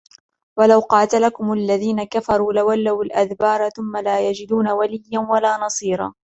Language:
Arabic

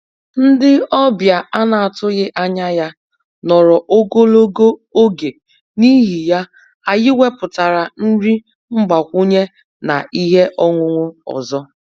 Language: Igbo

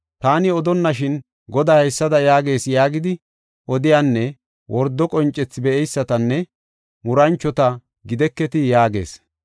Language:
Gofa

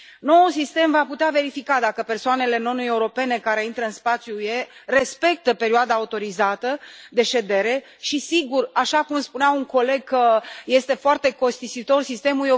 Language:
Romanian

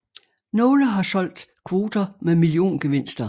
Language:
Danish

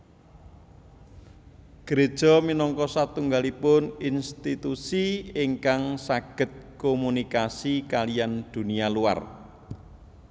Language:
Javanese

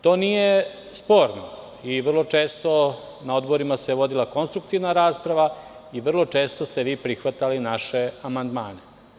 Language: Serbian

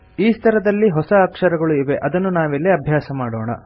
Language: Kannada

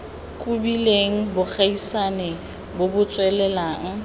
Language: Tswana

